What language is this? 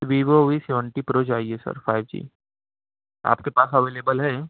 Urdu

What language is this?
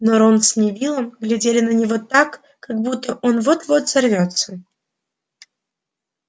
Russian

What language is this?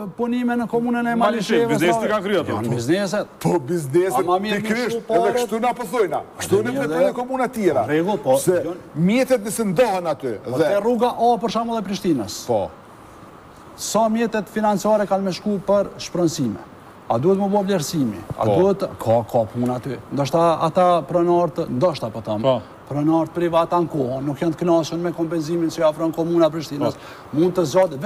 Romanian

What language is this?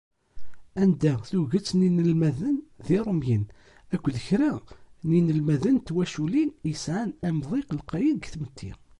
Kabyle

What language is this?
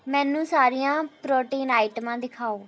Punjabi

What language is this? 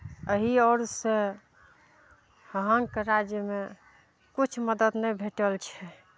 Maithili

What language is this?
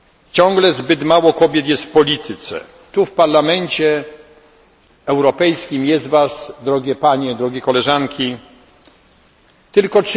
Polish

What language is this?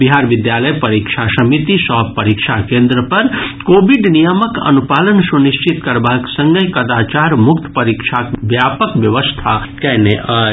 Maithili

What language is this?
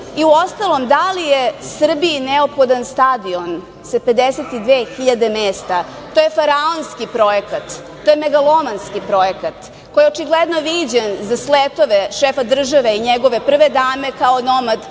Serbian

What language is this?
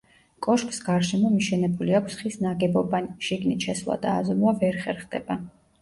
Georgian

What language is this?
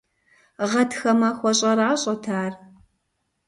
Kabardian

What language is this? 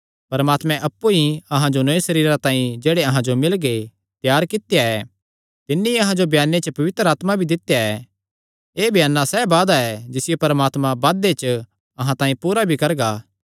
Kangri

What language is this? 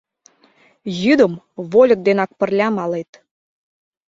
Mari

